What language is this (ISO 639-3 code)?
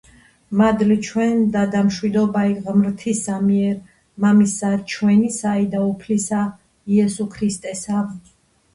kat